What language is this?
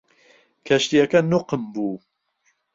Central Kurdish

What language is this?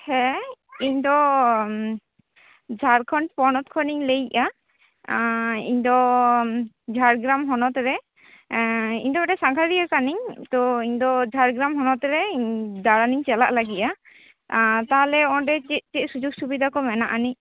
Santali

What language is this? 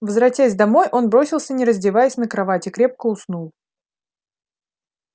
Russian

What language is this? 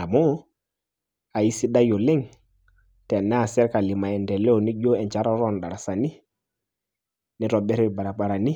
Masai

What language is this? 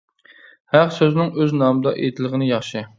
Uyghur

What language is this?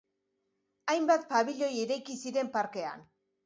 Basque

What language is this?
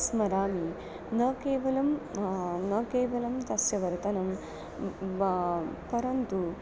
Sanskrit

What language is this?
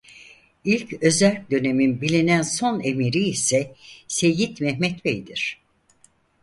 Turkish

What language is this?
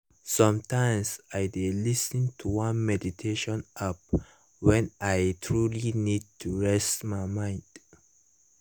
Nigerian Pidgin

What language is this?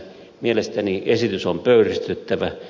Finnish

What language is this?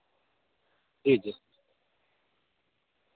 Urdu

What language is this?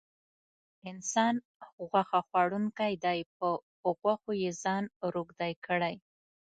Pashto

